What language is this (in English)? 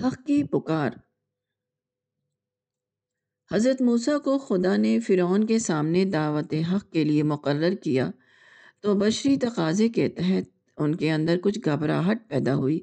Urdu